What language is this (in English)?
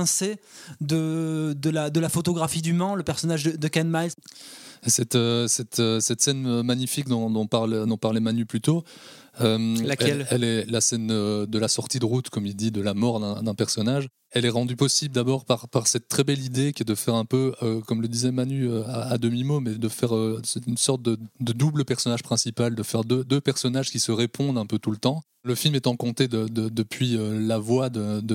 French